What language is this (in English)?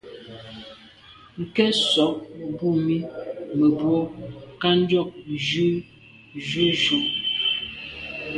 Medumba